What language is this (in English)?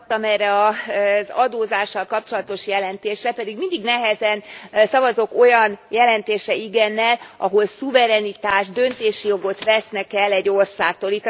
Hungarian